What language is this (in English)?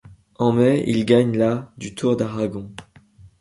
French